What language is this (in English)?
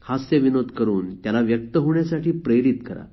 Marathi